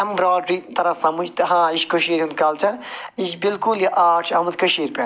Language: Kashmiri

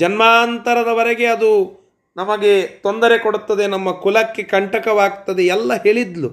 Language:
Kannada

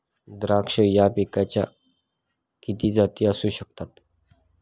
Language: Marathi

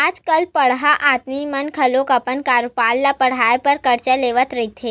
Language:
Chhattisgarhi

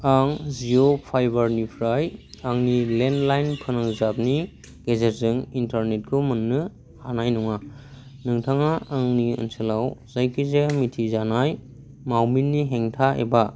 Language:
Bodo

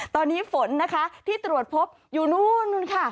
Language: Thai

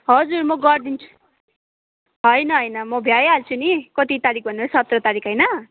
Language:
Nepali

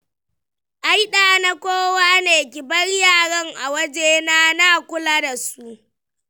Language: Hausa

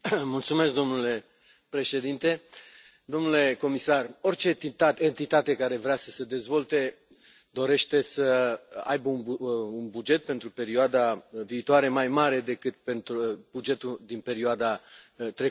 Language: Romanian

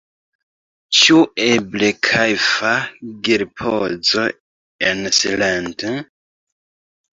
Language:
Esperanto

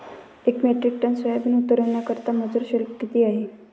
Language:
Marathi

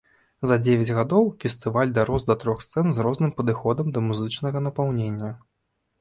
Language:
Belarusian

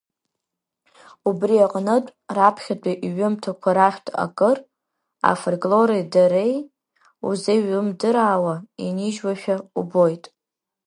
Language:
Abkhazian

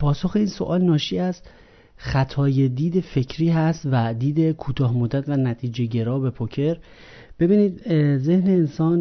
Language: Persian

